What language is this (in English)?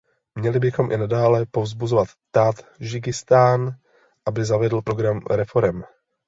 Czech